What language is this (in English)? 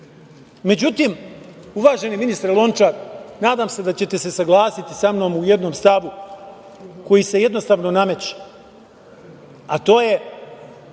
Serbian